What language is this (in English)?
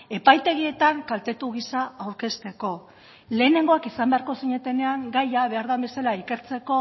Basque